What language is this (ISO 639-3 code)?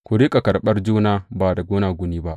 hau